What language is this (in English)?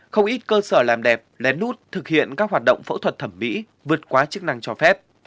Vietnamese